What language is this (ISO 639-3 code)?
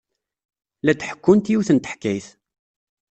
kab